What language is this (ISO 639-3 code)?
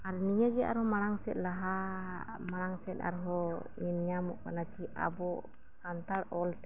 sat